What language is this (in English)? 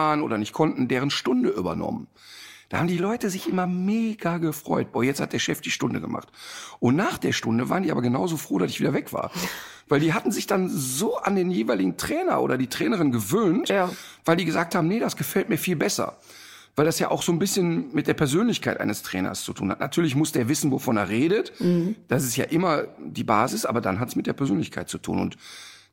German